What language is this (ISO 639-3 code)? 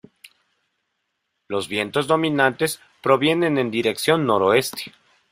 spa